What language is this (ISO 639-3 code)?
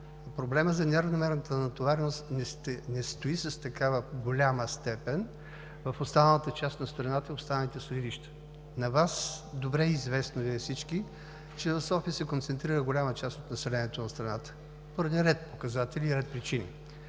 bul